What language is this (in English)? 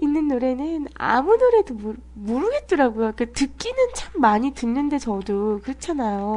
Korean